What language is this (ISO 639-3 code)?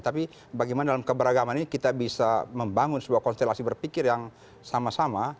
ind